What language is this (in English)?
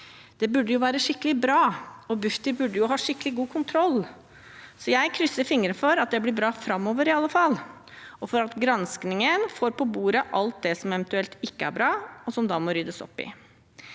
Norwegian